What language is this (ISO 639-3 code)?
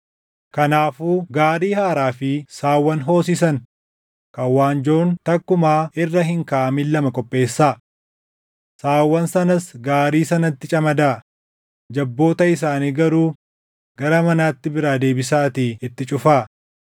orm